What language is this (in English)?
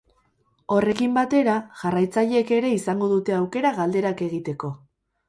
Basque